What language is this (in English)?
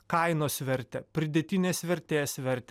Lithuanian